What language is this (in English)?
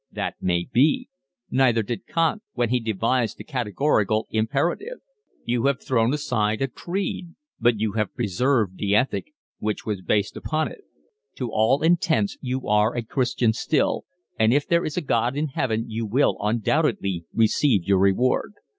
English